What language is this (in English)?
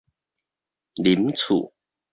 Min Nan Chinese